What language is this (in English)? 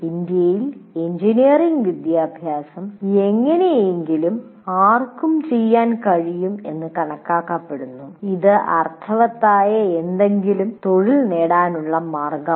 Malayalam